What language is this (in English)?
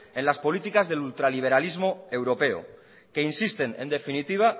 Spanish